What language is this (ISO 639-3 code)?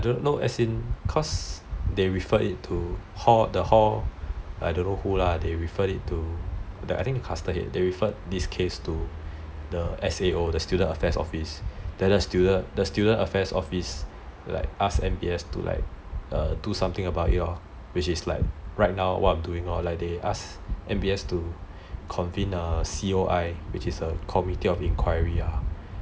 eng